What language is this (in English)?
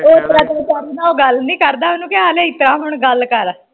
Punjabi